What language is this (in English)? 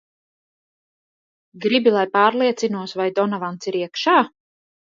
Latvian